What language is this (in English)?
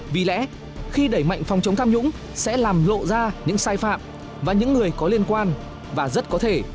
Vietnamese